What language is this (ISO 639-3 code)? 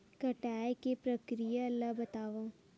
hne